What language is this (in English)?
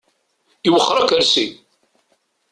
Kabyle